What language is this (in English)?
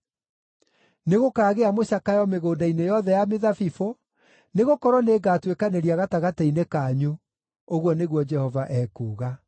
Kikuyu